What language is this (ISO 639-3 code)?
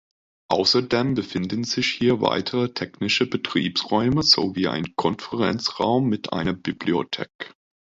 deu